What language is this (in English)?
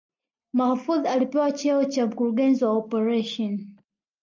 Swahili